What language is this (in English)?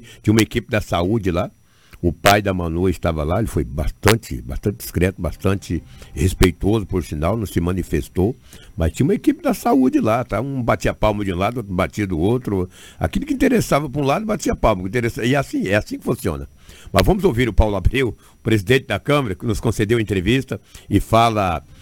Portuguese